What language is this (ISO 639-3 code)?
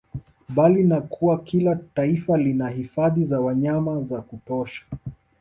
swa